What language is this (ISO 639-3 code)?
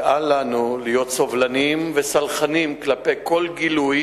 heb